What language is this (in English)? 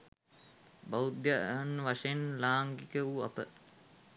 Sinhala